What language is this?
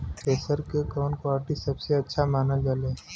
Bhojpuri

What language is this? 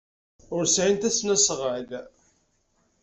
Kabyle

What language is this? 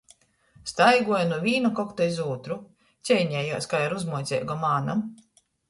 Latgalian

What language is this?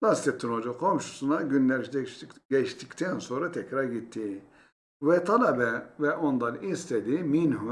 Turkish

